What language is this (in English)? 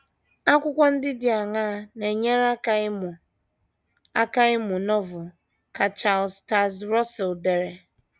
Igbo